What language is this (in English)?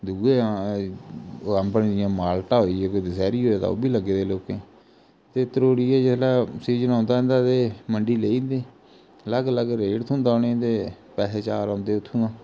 Dogri